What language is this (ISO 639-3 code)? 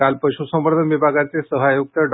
mar